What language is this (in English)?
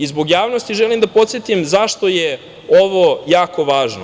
Serbian